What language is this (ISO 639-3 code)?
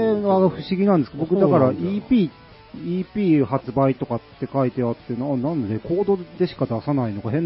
jpn